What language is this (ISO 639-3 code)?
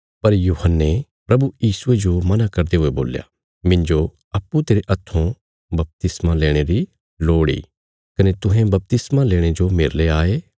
kfs